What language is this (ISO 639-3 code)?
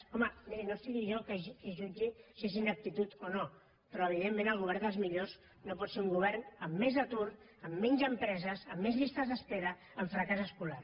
cat